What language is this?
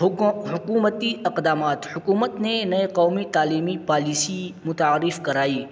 Urdu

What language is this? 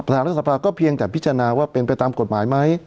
Thai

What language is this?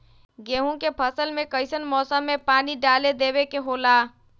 Magahi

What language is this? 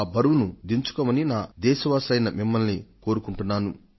Telugu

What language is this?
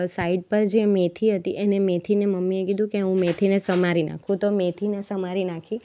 Gujarati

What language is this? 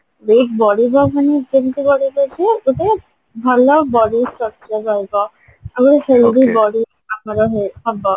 Odia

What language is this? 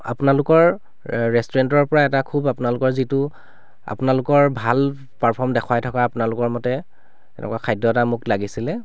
Assamese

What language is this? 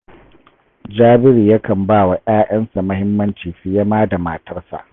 Hausa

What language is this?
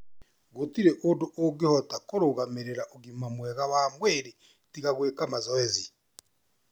Kikuyu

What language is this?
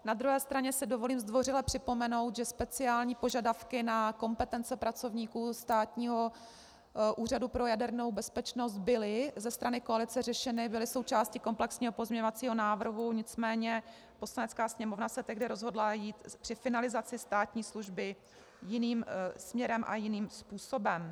Czech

